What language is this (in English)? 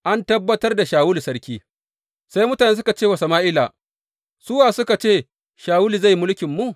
Hausa